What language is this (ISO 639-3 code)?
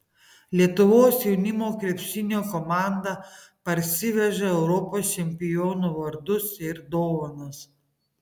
lit